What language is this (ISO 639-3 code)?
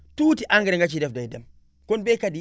wol